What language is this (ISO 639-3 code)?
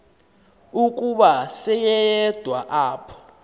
xho